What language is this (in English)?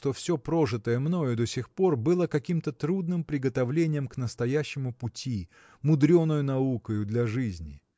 Russian